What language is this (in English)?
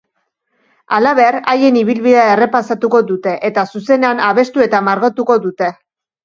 Basque